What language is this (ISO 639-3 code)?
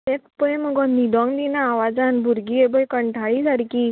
kok